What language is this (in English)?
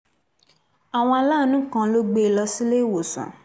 Yoruba